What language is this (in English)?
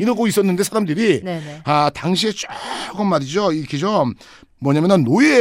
Korean